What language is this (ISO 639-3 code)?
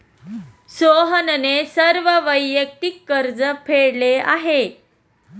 mar